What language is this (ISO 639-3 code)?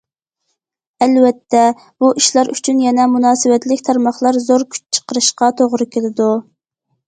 uig